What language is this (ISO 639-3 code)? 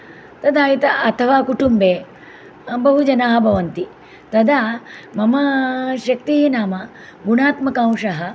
san